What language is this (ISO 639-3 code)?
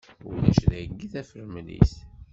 kab